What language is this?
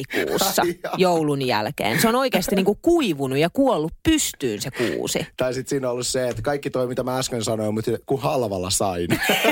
Finnish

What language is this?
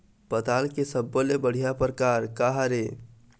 Chhattisgarhi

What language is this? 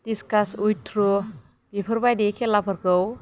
Bodo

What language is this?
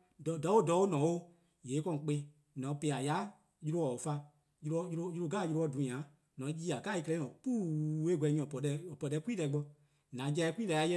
Eastern Krahn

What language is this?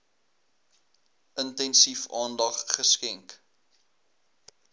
Afrikaans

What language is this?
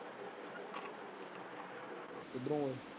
Punjabi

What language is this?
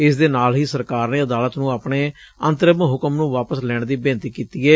Punjabi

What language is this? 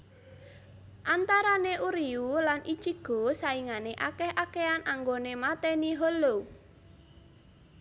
Javanese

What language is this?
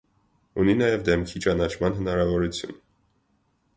Armenian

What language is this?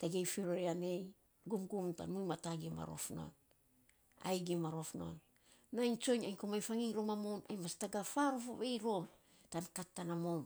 Saposa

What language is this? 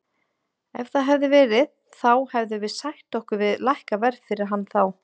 Icelandic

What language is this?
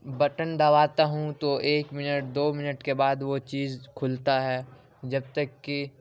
Urdu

